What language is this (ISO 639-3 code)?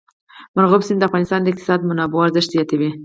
pus